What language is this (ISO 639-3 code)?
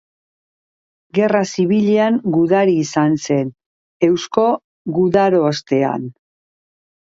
eus